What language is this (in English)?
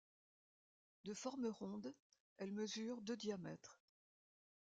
French